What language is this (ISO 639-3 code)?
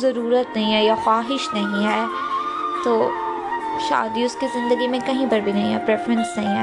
urd